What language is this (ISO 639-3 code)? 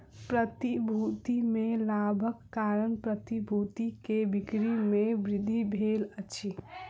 mai